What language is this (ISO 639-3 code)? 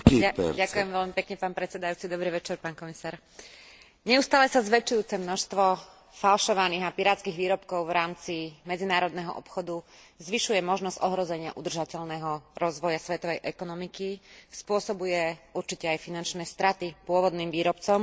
slk